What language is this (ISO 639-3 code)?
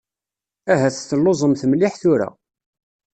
kab